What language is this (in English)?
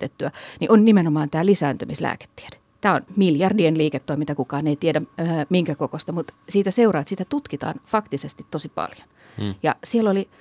Finnish